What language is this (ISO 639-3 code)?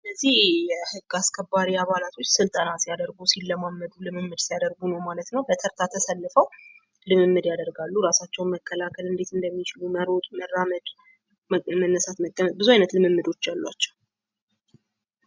amh